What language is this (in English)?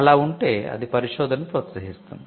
Telugu